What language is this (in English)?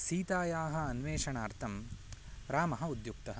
Sanskrit